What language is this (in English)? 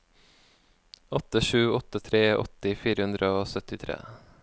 Norwegian